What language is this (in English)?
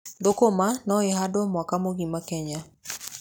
Kikuyu